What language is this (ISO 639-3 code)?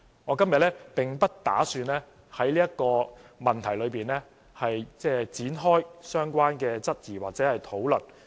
yue